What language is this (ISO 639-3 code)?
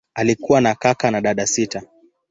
swa